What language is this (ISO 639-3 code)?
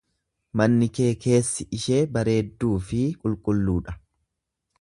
orm